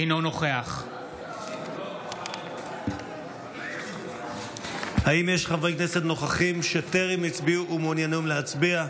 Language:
Hebrew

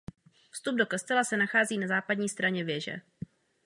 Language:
Czech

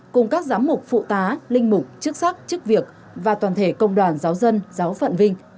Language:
Vietnamese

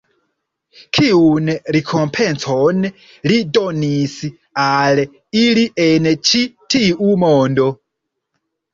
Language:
Esperanto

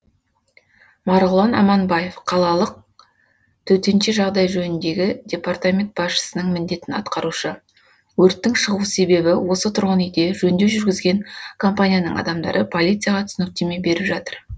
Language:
Kazakh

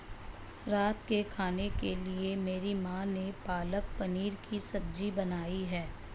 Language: Hindi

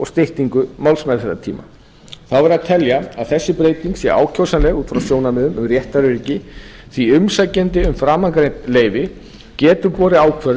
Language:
Icelandic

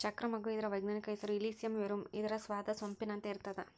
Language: Kannada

